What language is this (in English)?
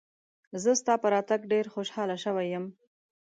Pashto